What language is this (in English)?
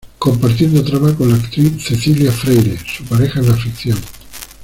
Spanish